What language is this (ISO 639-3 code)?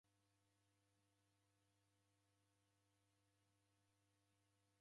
dav